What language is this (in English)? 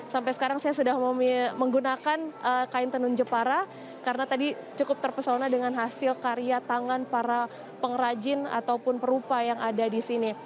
Indonesian